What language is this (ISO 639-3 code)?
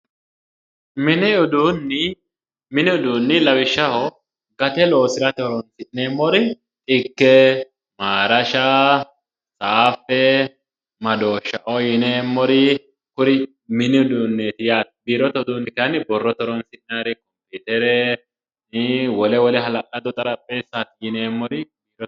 sid